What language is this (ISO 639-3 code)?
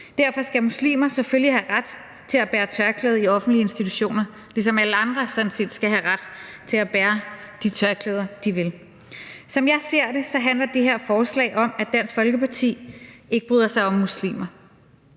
dan